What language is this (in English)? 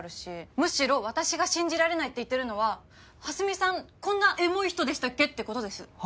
Japanese